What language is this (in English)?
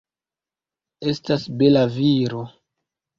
Esperanto